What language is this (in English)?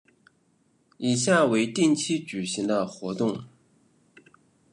Chinese